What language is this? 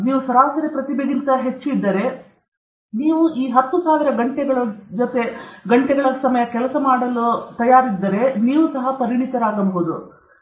Kannada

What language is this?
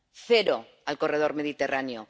Spanish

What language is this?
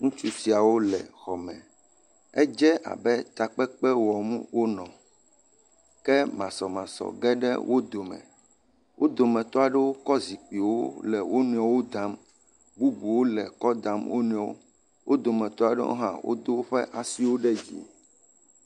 Ewe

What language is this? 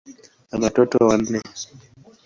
Swahili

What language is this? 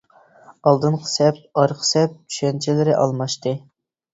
Uyghur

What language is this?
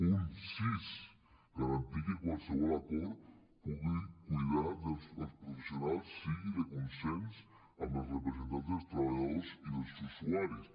Catalan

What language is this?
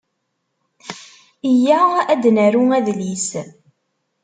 Kabyle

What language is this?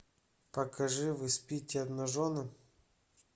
Russian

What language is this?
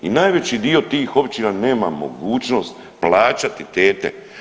Croatian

